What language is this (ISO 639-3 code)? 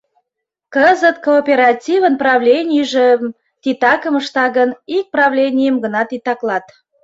chm